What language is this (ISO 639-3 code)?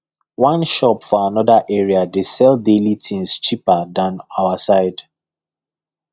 pcm